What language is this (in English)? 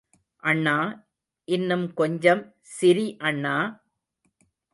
Tamil